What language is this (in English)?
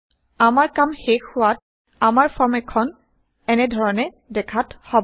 Assamese